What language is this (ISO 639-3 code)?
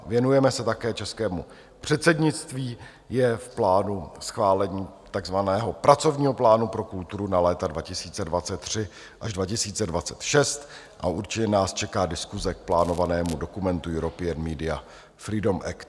ces